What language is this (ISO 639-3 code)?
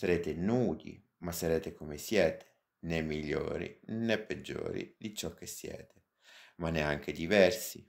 ita